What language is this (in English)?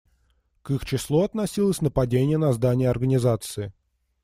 Russian